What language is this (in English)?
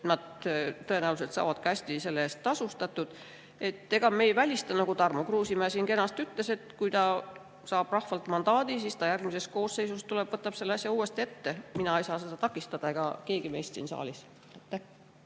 Estonian